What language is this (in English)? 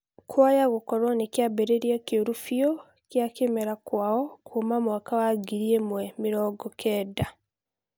Kikuyu